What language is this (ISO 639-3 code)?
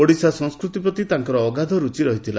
ori